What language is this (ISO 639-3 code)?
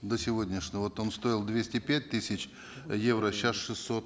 kaz